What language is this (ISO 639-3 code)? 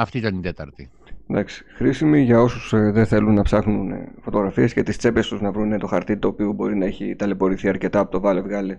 ell